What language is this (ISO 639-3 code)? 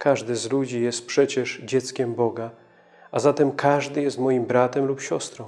pol